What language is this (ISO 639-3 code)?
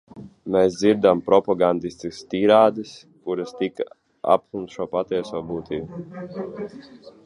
lav